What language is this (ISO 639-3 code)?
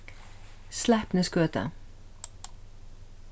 fao